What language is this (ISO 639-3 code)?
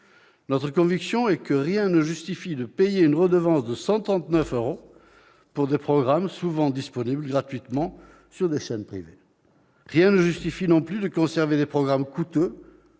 fra